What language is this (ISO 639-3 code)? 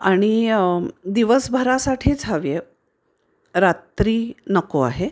mar